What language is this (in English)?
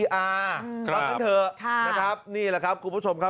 Thai